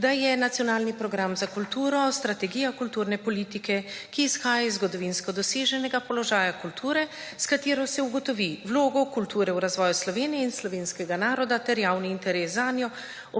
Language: Slovenian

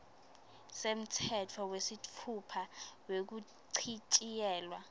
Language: Swati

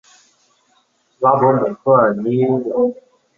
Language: Chinese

